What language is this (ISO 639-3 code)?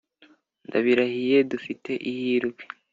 kin